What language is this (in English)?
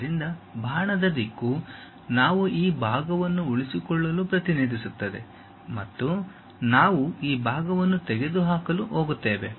Kannada